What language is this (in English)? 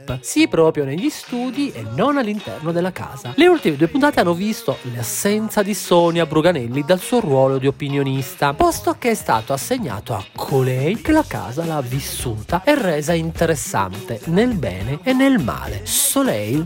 Italian